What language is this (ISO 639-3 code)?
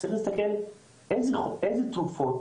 heb